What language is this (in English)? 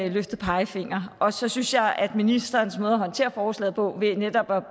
Danish